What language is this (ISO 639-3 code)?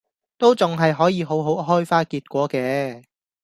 yue